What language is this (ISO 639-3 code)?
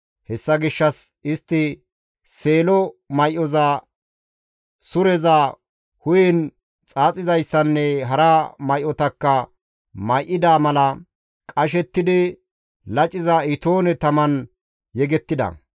gmv